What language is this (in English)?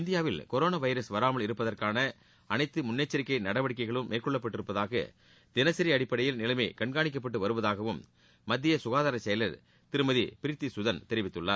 Tamil